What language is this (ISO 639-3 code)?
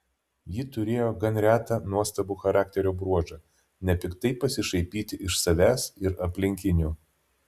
lit